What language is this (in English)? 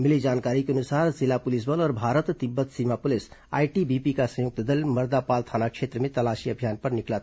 Hindi